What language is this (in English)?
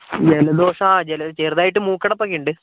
Malayalam